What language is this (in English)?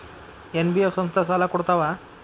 Kannada